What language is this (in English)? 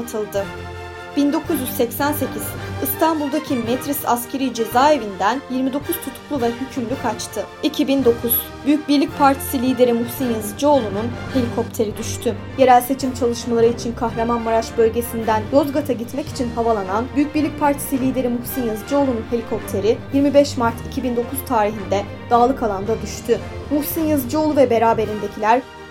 Turkish